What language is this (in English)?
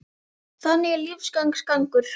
Icelandic